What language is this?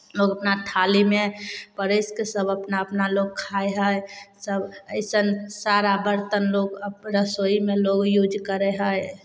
Maithili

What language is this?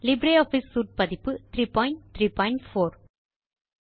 Tamil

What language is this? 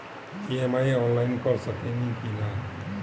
Bhojpuri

